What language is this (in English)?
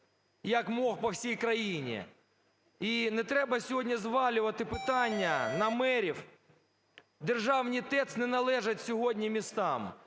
Ukrainian